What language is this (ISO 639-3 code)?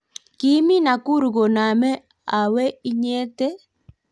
kln